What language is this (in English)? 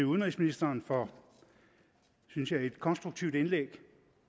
Danish